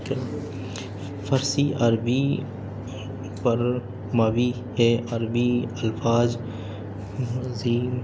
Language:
Urdu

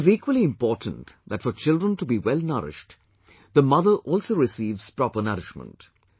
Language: English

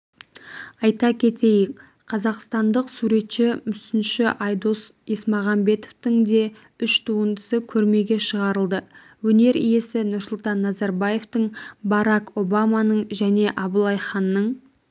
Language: Kazakh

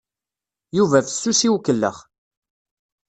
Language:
Kabyle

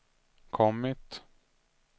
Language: Swedish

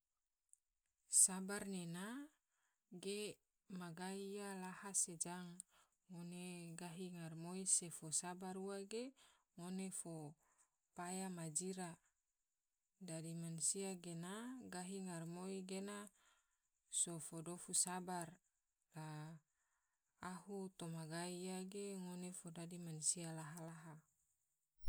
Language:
Tidore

